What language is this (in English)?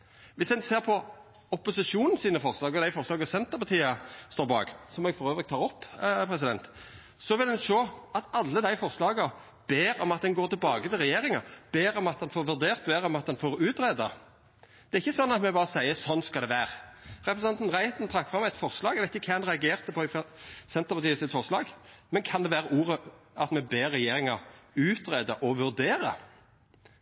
Norwegian Nynorsk